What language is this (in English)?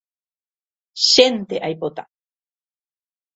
Guarani